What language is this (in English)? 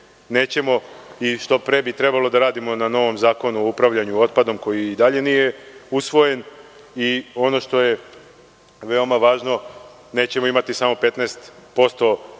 Serbian